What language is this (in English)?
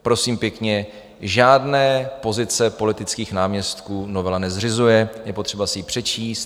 Czech